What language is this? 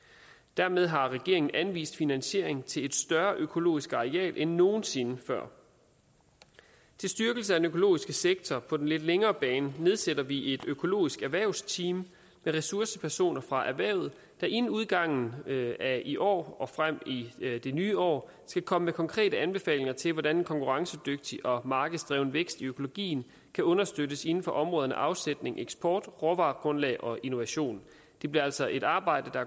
Danish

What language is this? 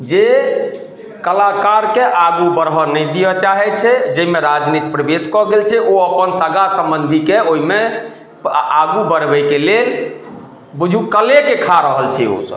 Maithili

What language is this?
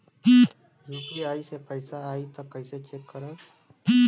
Bhojpuri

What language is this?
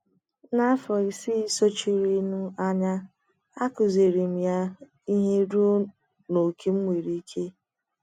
Igbo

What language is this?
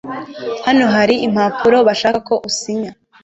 Kinyarwanda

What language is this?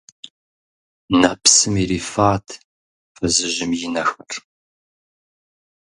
Kabardian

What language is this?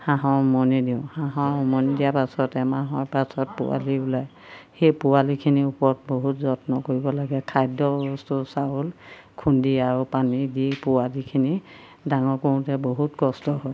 Assamese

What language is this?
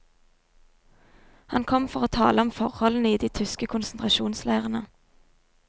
Norwegian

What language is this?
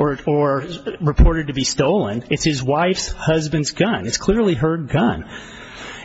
English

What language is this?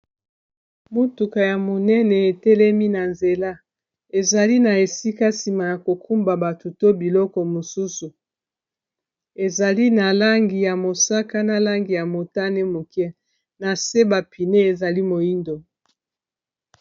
Lingala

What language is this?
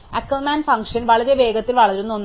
Malayalam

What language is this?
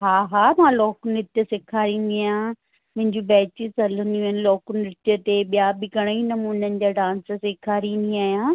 Sindhi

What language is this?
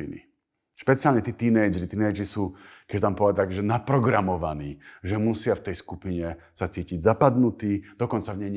Slovak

